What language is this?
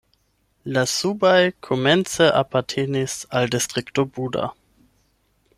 Esperanto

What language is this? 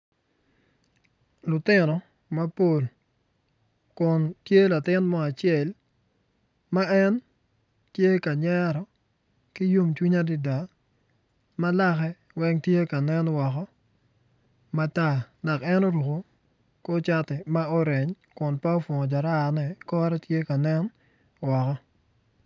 Acoli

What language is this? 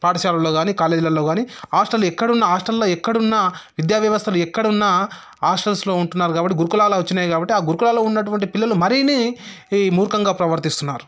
Telugu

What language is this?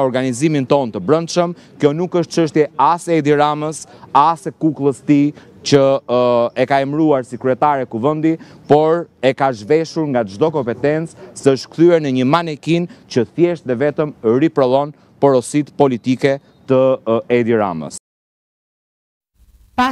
Romanian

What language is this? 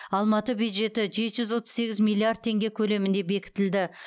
Kazakh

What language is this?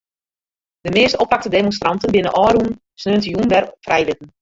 Western Frisian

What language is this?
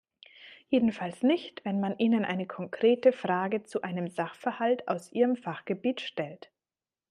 German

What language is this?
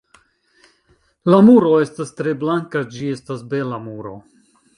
Esperanto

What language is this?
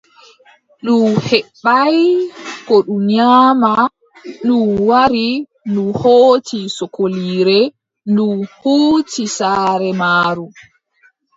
Adamawa Fulfulde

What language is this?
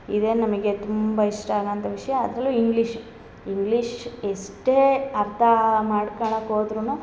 Kannada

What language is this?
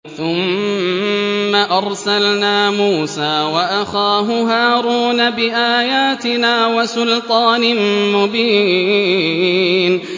Arabic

